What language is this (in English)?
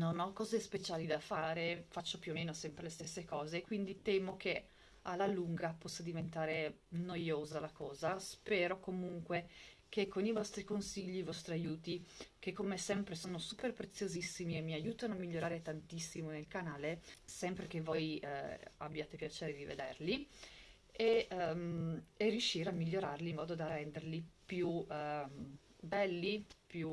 Italian